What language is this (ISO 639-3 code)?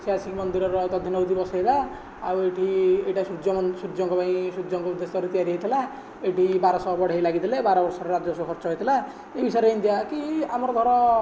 ori